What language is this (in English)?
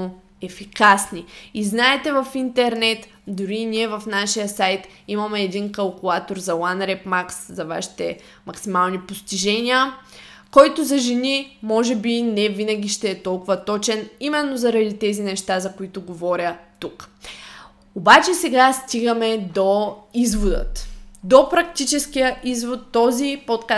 Bulgarian